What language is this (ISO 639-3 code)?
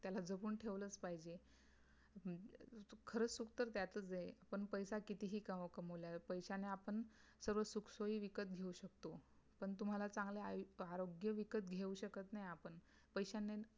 mar